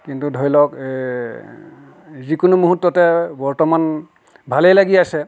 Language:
Assamese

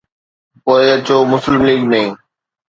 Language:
Sindhi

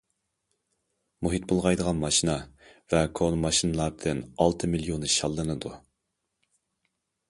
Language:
Uyghur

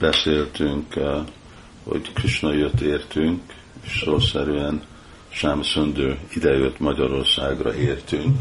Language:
Hungarian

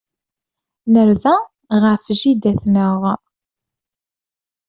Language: Kabyle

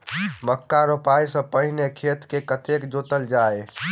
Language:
Maithili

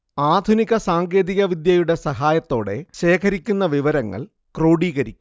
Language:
Malayalam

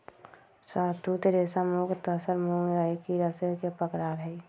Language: Magahi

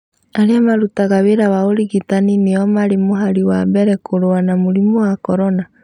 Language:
Kikuyu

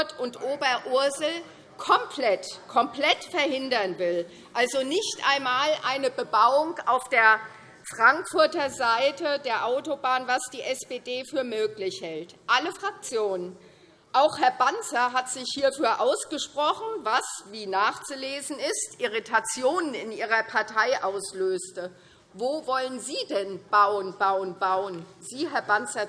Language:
German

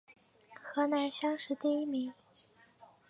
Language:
Chinese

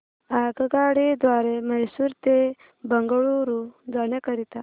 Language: Marathi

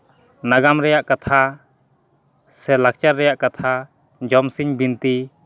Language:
Santali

